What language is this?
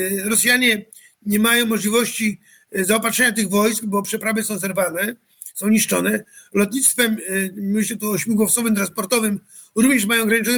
Polish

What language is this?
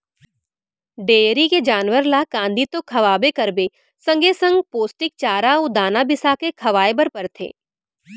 Chhattisgarhi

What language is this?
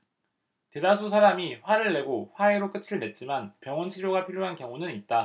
Korean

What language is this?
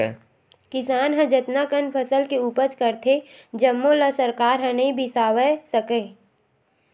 Chhattisgarhi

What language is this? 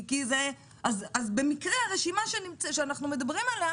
Hebrew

